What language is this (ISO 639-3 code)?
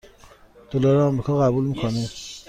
fas